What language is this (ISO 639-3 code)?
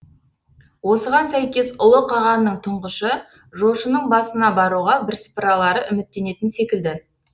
kaz